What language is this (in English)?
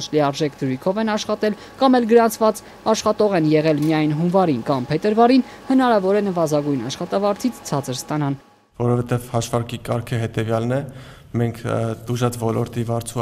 Turkish